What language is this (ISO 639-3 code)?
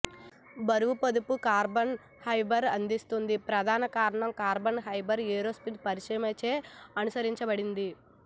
tel